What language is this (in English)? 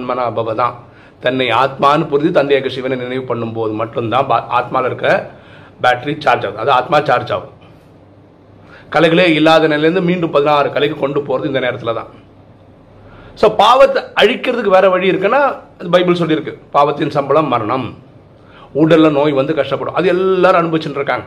Tamil